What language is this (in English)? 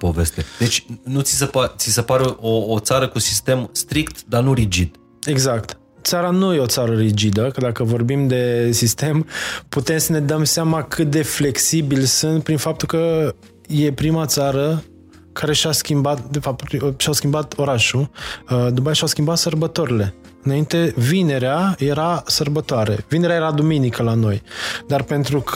Romanian